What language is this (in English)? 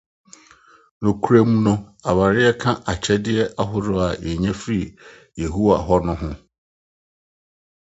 Akan